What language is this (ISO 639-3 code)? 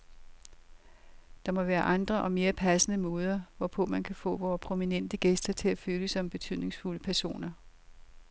dan